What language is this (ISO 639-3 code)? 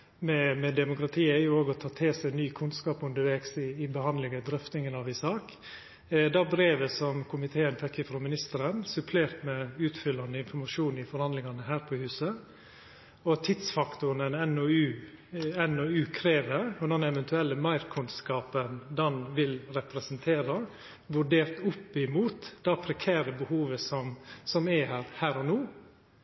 nno